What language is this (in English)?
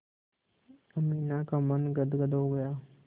Hindi